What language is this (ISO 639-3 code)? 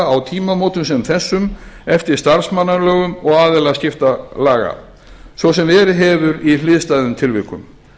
isl